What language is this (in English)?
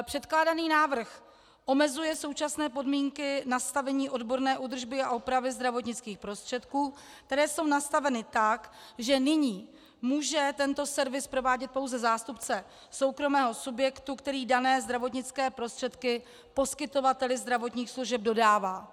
Czech